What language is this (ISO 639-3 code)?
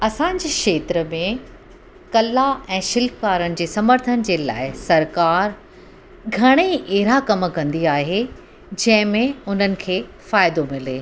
snd